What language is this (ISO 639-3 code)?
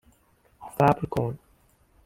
fas